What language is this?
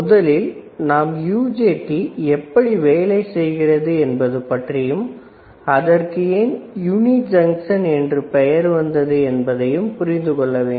Tamil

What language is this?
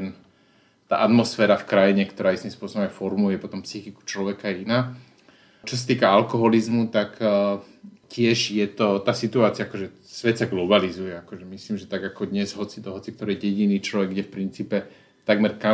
Slovak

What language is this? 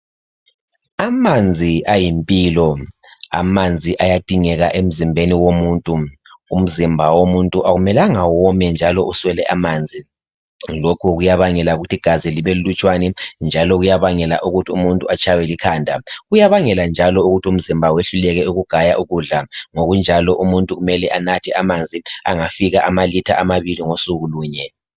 North Ndebele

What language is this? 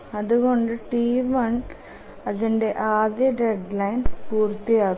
Malayalam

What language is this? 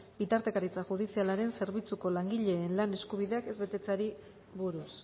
Basque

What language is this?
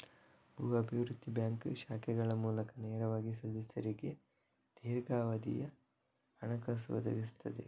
Kannada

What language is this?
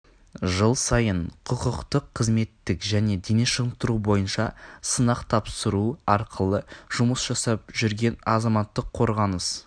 Kazakh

